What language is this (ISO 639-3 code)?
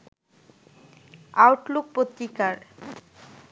ben